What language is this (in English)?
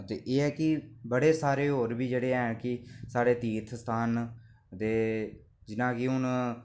Dogri